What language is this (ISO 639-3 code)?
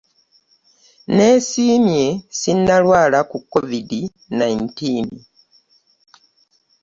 lug